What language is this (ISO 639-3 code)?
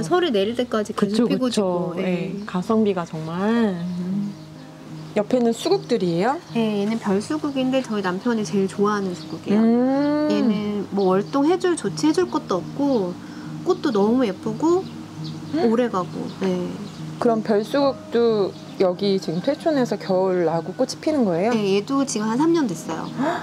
kor